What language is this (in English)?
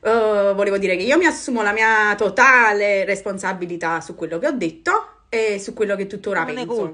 Italian